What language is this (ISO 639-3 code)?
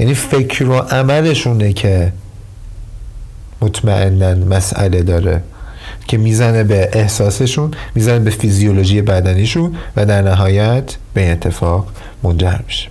fas